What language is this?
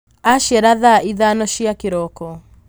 Kikuyu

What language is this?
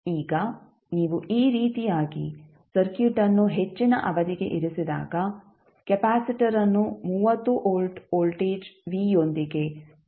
Kannada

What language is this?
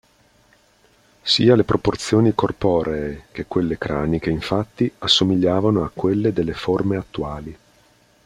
Italian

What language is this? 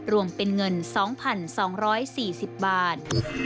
Thai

